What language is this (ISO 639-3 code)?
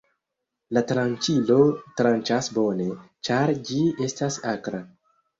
epo